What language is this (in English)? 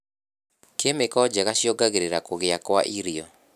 Kikuyu